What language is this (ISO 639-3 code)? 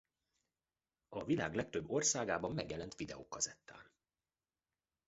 hun